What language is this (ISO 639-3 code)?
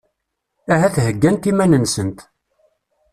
kab